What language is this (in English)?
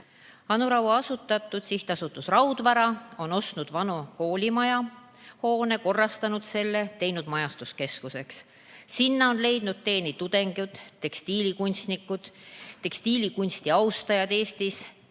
Estonian